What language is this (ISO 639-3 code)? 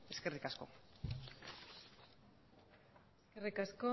eus